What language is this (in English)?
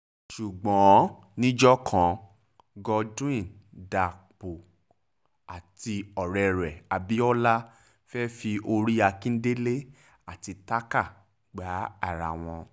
Yoruba